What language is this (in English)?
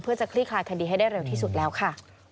Thai